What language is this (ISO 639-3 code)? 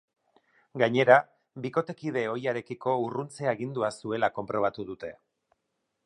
eus